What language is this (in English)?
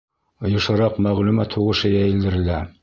Bashkir